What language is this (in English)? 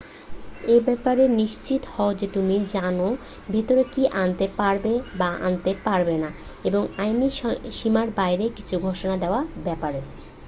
Bangla